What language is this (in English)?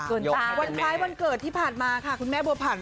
Thai